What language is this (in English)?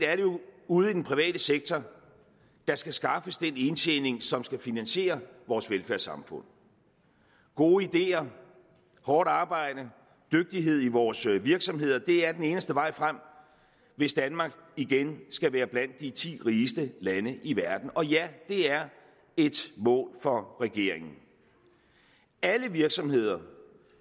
Danish